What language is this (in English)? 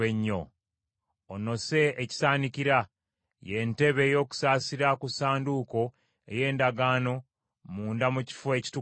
Ganda